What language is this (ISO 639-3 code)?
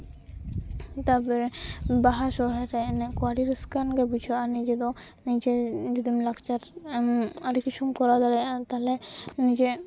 sat